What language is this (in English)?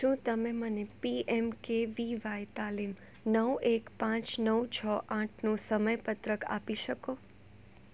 Gujarati